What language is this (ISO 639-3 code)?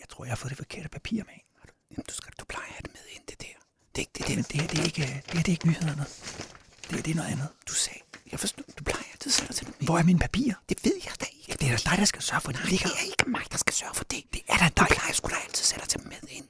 dan